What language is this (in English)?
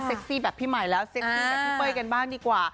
Thai